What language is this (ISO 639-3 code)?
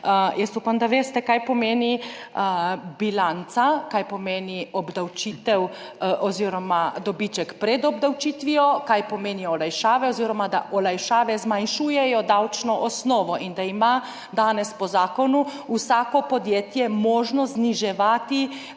slv